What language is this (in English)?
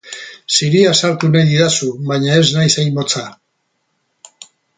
Basque